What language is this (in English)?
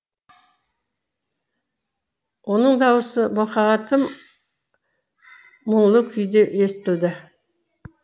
Kazakh